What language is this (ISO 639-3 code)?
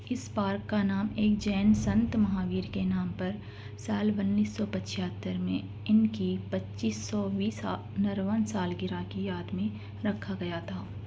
urd